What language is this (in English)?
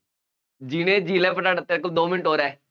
Punjabi